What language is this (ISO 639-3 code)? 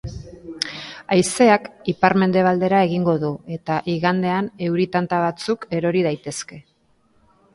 eus